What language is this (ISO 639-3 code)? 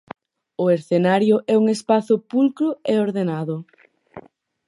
glg